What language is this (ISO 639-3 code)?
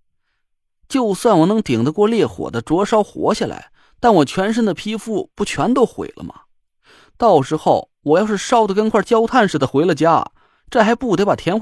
zho